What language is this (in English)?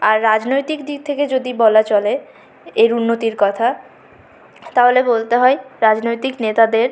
Bangla